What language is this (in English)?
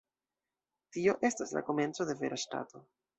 Esperanto